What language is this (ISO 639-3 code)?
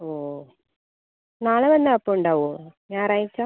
mal